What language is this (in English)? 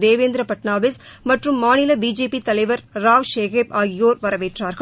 Tamil